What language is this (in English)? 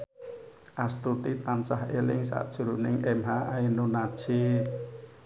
Javanese